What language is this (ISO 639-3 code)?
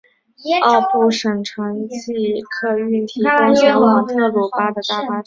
zho